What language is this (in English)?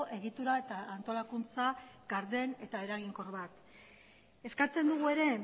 Basque